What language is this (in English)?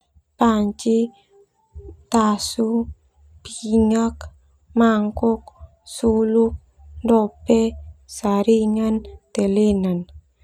Termanu